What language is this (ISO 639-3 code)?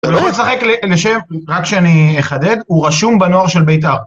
heb